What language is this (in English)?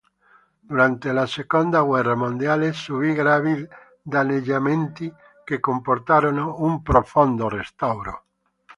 Italian